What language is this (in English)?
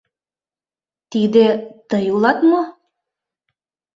Mari